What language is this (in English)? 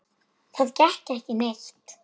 Icelandic